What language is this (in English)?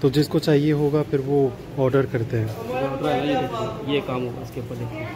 Hindi